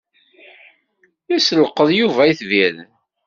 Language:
Kabyle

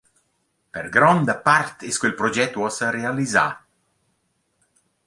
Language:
Romansh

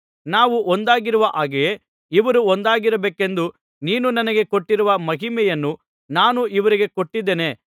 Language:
Kannada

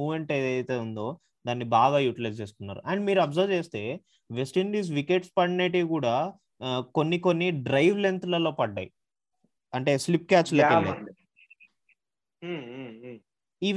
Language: Telugu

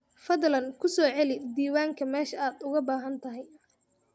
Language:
Somali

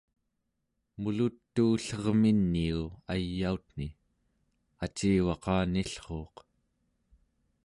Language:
Central Yupik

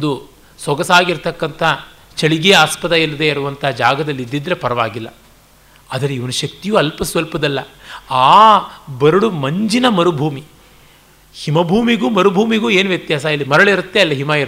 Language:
Kannada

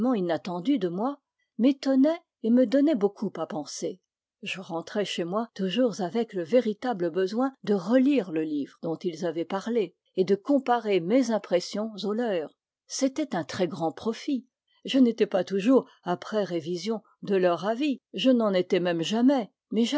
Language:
French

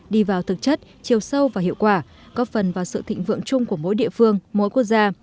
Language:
Vietnamese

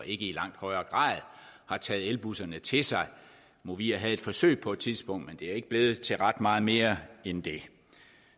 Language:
Danish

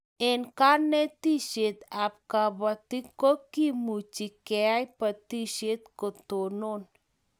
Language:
Kalenjin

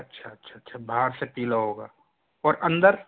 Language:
Hindi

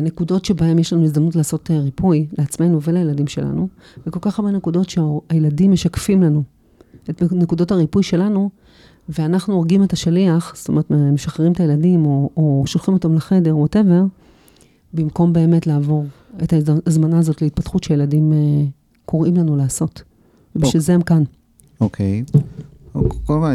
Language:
Hebrew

